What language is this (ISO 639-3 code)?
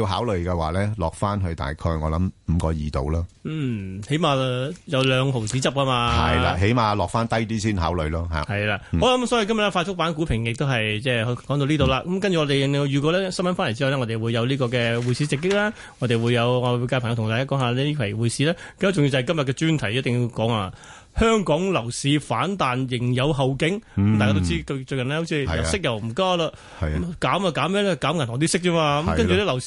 zho